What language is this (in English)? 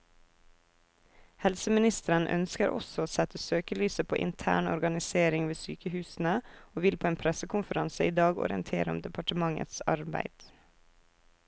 Norwegian